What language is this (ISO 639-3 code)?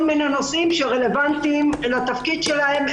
heb